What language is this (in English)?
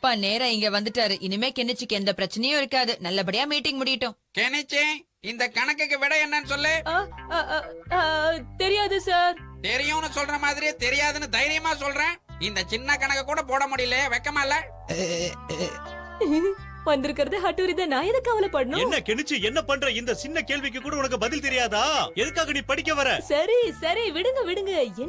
Indonesian